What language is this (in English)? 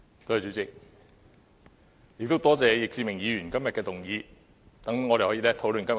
Cantonese